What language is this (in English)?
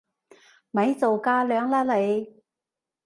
Cantonese